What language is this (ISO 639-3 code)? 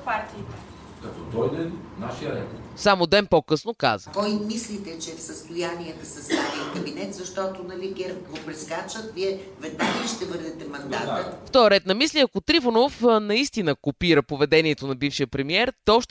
bul